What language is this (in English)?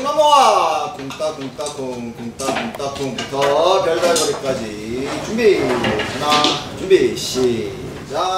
Korean